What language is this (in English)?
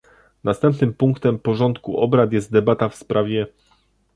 Polish